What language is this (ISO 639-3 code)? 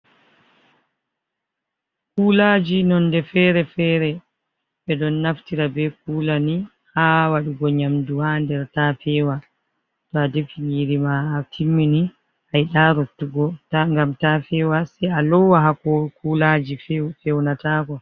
ful